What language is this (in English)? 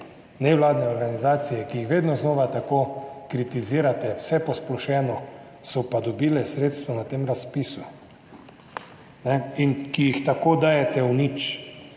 Slovenian